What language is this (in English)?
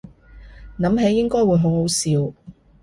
Cantonese